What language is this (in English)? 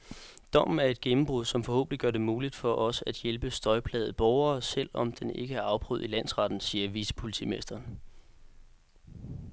Danish